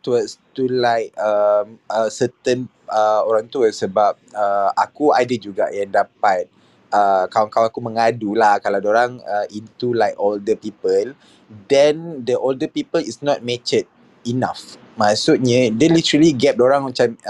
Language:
Malay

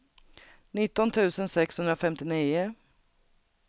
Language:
Swedish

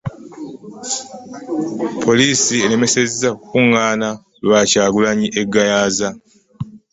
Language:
Ganda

